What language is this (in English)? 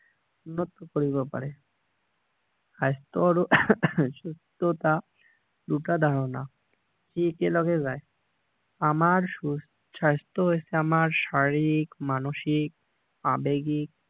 Assamese